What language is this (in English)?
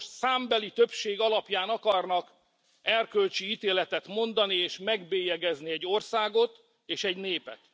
Hungarian